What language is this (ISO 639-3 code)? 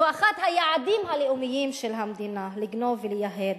heb